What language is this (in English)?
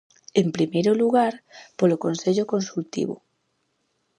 Galician